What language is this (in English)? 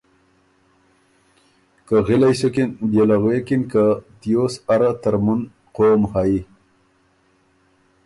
Ormuri